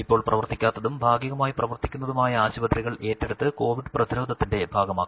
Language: Malayalam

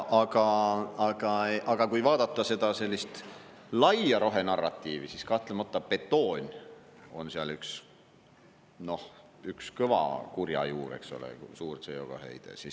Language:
Estonian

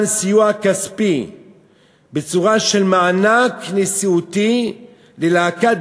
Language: Hebrew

